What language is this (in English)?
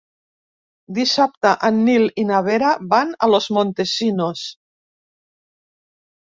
Catalan